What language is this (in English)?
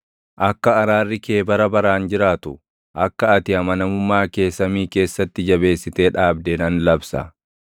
Oromo